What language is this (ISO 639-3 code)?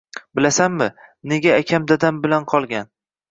uzb